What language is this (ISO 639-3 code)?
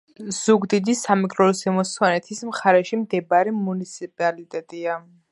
kat